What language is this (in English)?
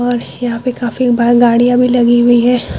Hindi